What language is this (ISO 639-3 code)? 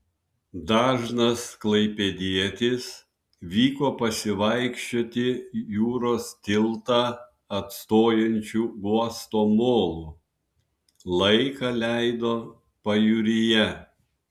lit